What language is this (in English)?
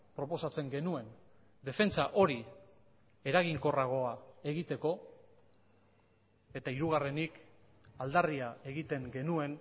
Basque